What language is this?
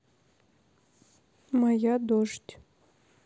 Russian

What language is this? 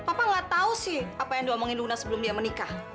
Indonesian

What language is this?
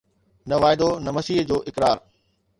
Sindhi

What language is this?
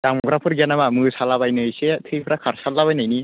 Bodo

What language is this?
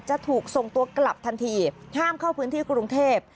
Thai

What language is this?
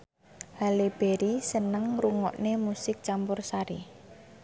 Javanese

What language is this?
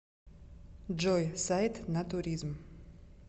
Russian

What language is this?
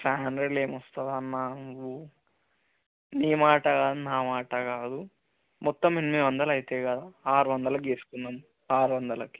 Telugu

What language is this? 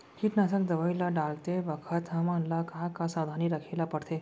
Chhattisgarhi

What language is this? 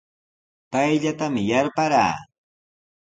Sihuas Ancash Quechua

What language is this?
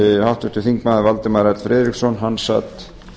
Icelandic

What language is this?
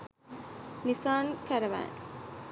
Sinhala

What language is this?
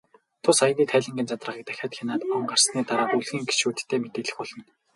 Mongolian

